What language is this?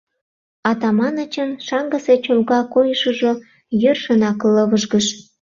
Mari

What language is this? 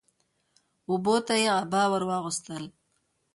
Pashto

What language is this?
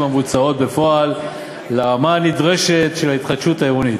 Hebrew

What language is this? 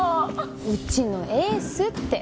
Japanese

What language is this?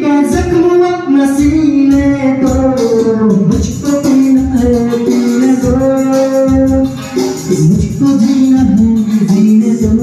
Arabic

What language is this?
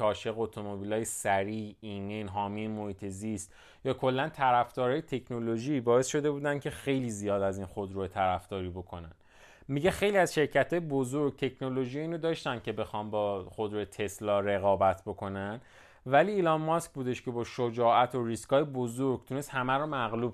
Persian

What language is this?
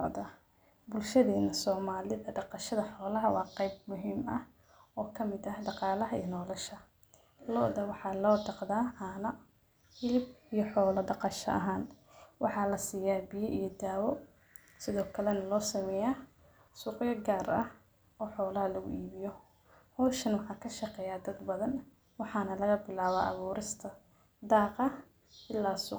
Somali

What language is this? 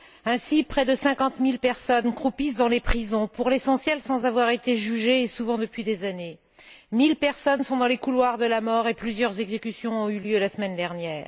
French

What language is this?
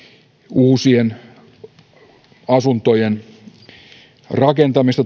Finnish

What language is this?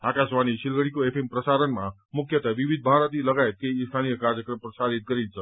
Nepali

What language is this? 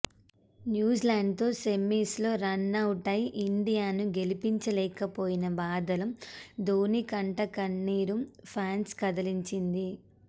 Telugu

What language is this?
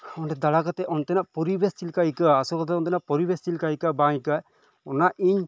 Santali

